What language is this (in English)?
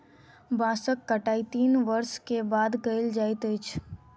Maithili